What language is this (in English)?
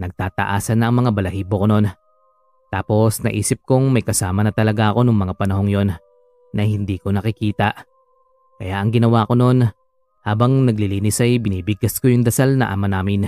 Filipino